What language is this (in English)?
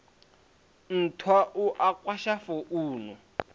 Venda